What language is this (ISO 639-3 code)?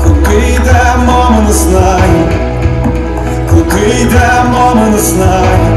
ukr